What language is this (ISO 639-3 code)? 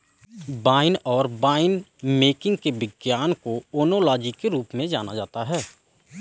hin